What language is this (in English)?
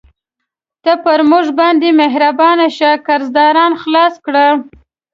Pashto